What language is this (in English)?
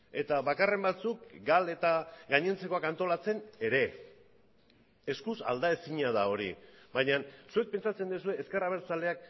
Basque